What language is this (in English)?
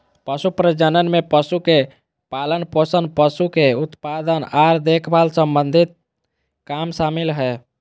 Magahi